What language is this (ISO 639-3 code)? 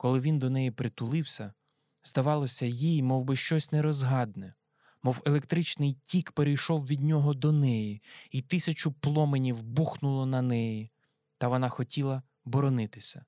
ukr